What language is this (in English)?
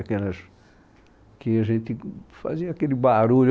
Portuguese